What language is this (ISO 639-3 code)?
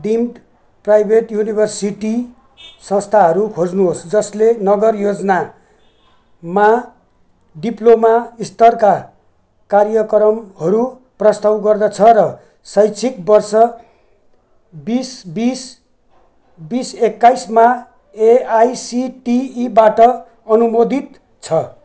nep